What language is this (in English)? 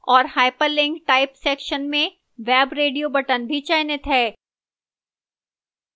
Hindi